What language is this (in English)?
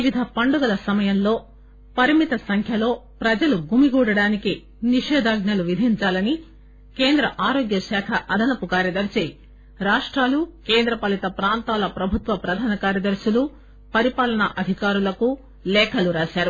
Telugu